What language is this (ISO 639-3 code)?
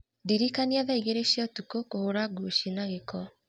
kik